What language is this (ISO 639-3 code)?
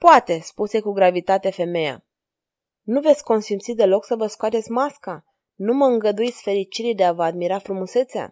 ron